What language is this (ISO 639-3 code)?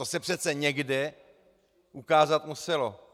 ces